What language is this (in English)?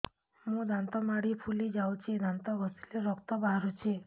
Odia